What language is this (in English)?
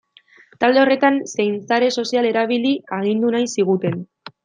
Basque